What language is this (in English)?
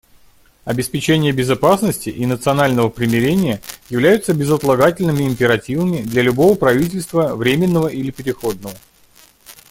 Russian